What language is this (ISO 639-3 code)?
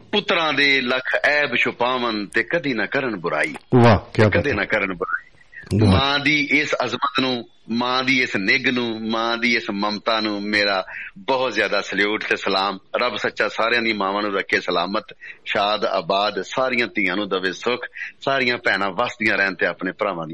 pan